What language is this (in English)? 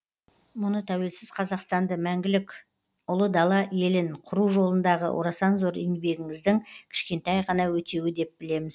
Kazakh